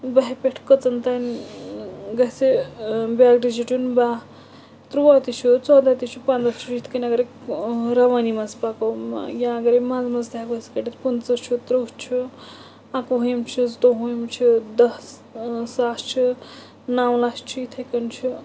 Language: Kashmiri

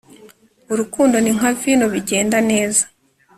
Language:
Kinyarwanda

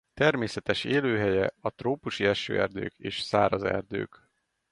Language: Hungarian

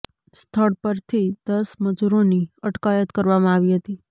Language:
Gujarati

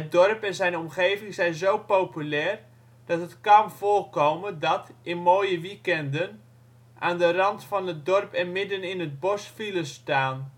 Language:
Dutch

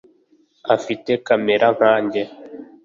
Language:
Kinyarwanda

